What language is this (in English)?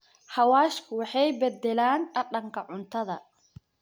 Somali